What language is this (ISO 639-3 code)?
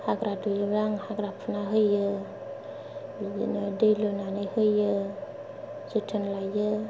brx